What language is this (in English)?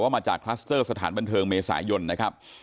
Thai